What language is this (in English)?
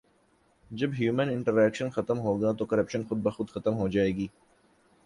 Urdu